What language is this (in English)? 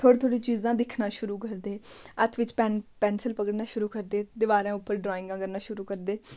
Dogri